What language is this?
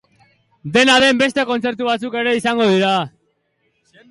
Basque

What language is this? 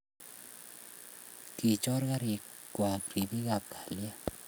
Kalenjin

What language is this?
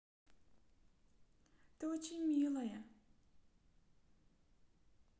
Russian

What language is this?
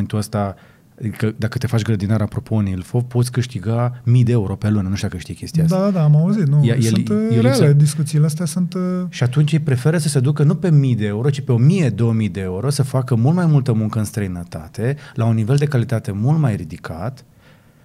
Romanian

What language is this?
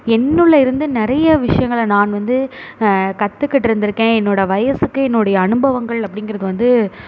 Tamil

